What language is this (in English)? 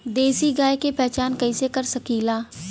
Bhojpuri